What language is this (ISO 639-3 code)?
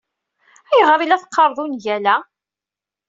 kab